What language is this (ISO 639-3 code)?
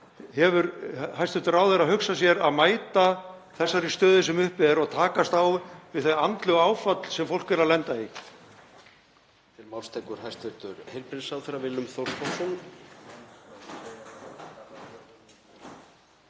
isl